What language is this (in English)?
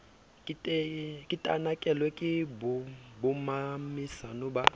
Southern Sotho